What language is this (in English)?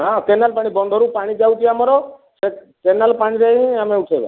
Odia